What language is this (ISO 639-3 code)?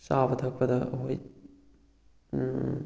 mni